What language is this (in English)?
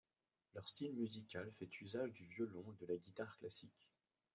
French